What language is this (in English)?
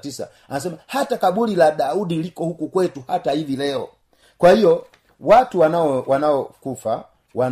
Swahili